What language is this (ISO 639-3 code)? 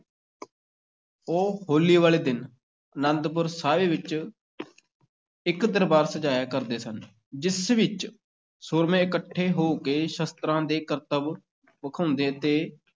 pan